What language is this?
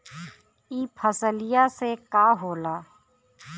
Bhojpuri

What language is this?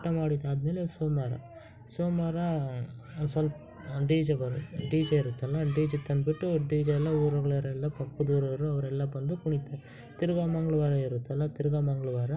Kannada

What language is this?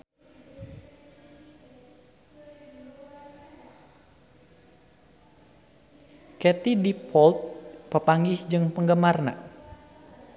Sundanese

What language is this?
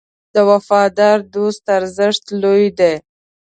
Pashto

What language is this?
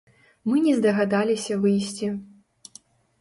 Belarusian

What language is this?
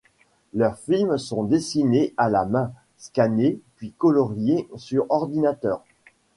French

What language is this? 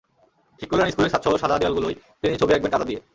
Bangla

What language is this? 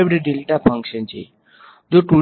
Gujarati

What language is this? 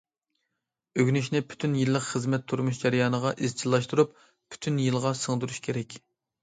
Uyghur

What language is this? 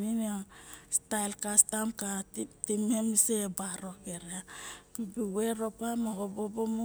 Barok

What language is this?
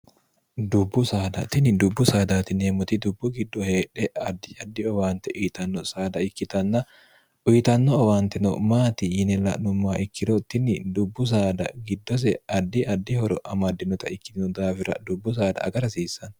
Sidamo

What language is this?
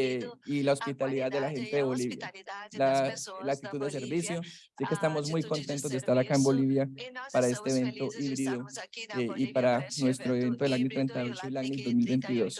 Spanish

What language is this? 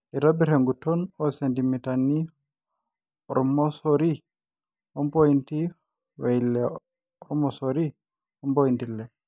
Masai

